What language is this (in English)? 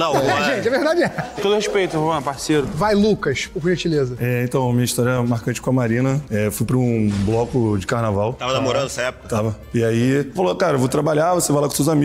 Portuguese